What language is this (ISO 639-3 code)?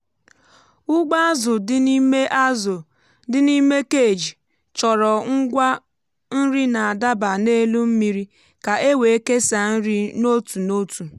ibo